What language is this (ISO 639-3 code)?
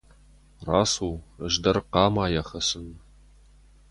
oss